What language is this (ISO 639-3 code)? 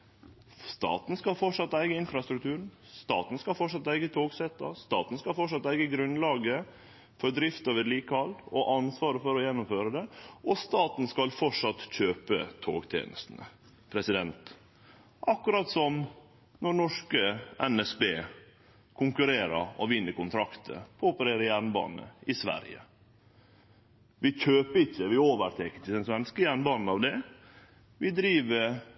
nno